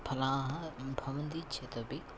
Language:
Sanskrit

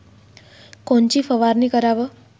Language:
Marathi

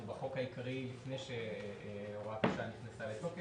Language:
Hebrew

